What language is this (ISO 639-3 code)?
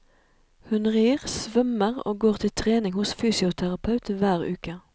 nor